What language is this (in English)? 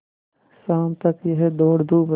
Hindi